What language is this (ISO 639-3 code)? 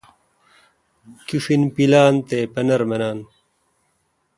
xka